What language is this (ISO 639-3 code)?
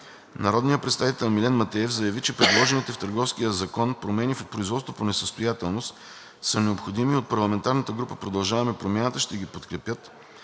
bul